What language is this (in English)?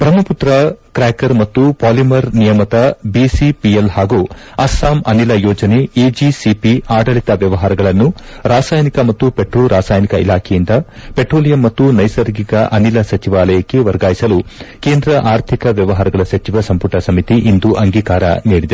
Kannada